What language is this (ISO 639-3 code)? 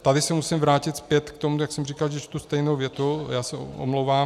ces